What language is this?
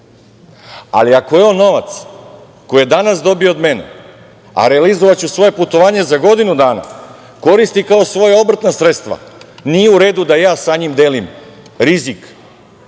Serbian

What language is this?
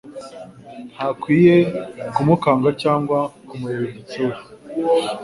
Kinyarwanda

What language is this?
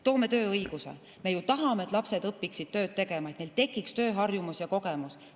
Estonian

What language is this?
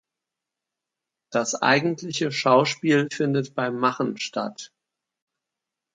German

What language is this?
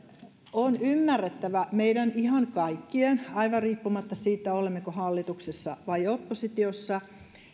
Finnish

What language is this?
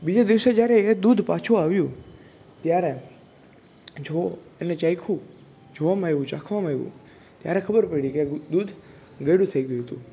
Gujarati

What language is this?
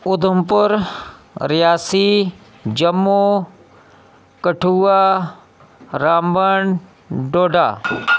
Dogri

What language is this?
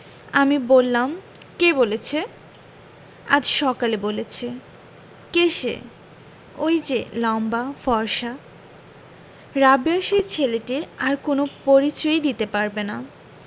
Bangla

